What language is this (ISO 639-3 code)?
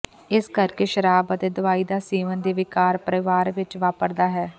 pan